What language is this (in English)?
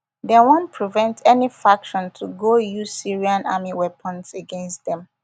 Nigerian Pidgin